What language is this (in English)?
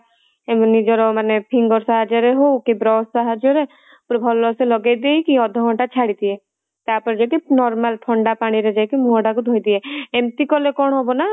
Odia